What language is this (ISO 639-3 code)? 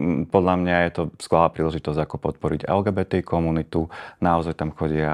slk